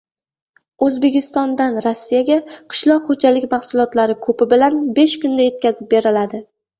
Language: Uzbek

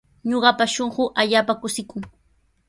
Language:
Sihuas Ancash Quechua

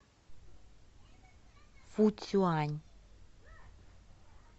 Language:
Russian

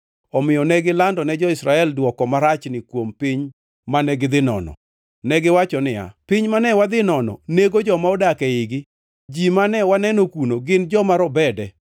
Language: Luo (Kenya and Tanzania)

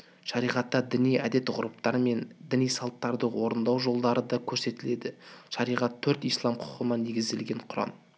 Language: Kazakh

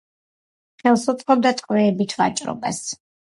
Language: Georgian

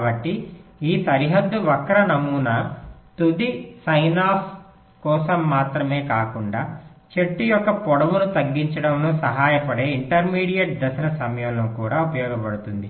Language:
Telugu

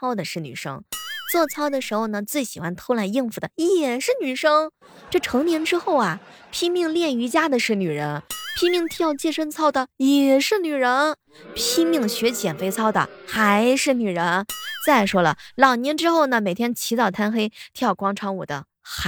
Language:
Chinese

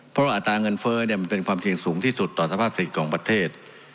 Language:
Thai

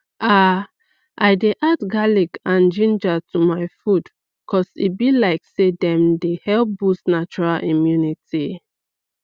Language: Nigerian Pidgin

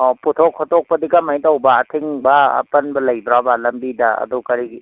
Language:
Manipuri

